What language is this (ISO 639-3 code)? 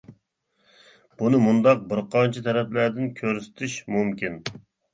uig